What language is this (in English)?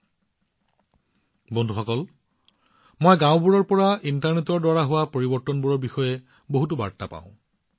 Assamese